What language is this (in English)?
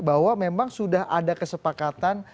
Indonesian